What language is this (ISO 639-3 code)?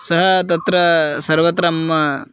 san